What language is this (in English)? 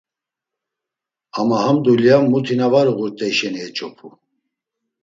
Laz